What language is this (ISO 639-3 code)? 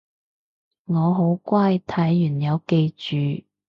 yue